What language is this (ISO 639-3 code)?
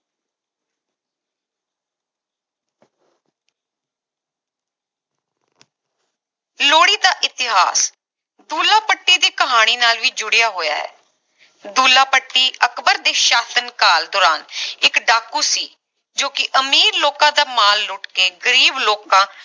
pan